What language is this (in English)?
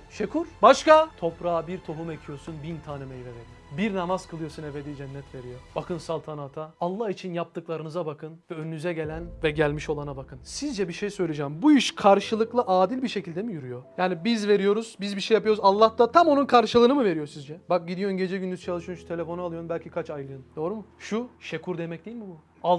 Turkish